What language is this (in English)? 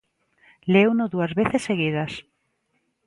Galician